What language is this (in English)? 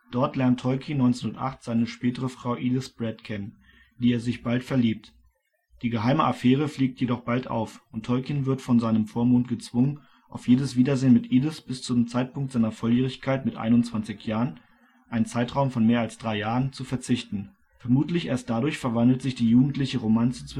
German